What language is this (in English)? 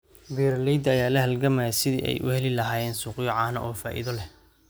Somali